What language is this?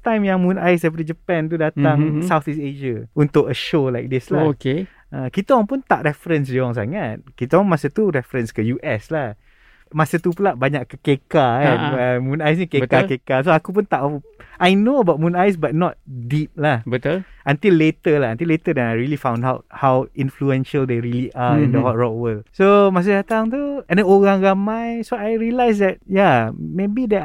Malay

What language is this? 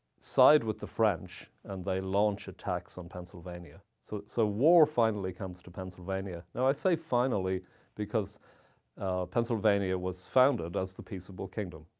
English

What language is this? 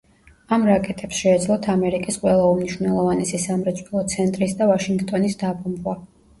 Georgian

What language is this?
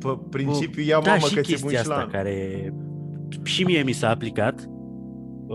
Romanian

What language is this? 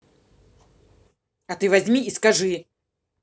Russian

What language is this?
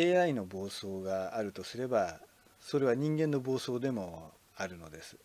Japanese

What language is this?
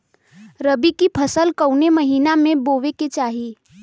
Bhojpuri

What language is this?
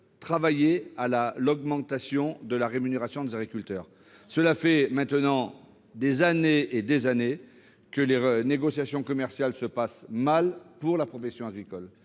French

